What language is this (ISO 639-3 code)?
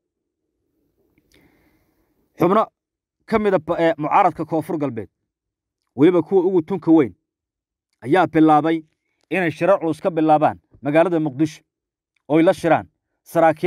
ara